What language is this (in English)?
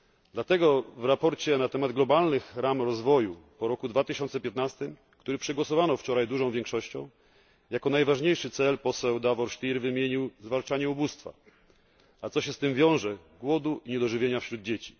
Polish